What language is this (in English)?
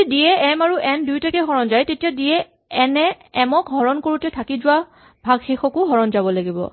Assamese